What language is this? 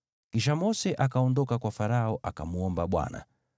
Swahili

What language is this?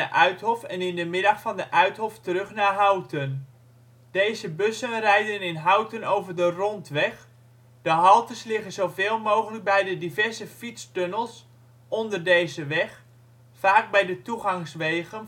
Dutch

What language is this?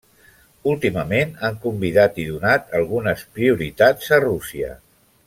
Catalan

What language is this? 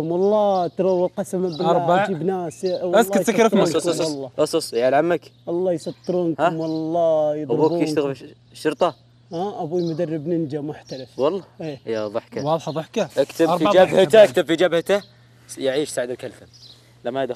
Arabic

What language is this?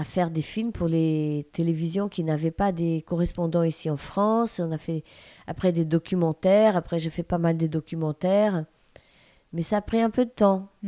French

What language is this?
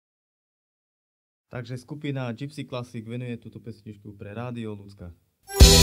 Romanian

